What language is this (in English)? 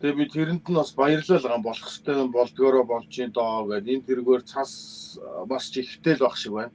Turkish